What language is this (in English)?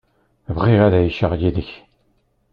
Kabyle